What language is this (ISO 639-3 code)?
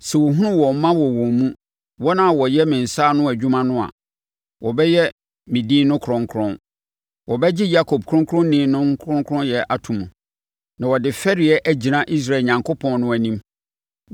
aka